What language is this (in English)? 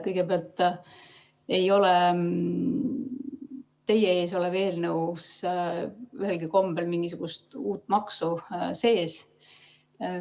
Estonian